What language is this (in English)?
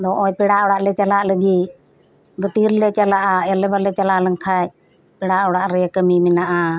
Santali